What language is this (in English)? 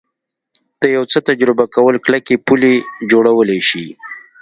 Pashto